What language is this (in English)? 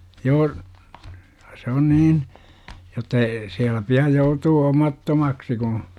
Finnish